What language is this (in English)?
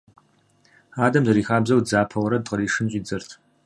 Kabardian